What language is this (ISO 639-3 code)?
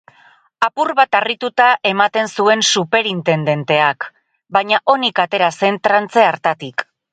eus